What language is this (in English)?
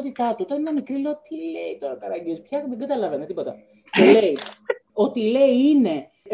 Greek